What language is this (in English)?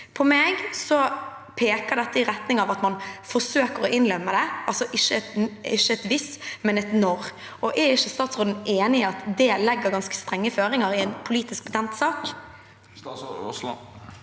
Norwegian